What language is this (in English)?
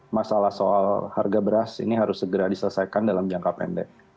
Indonesian